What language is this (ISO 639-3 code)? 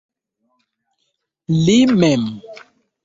epo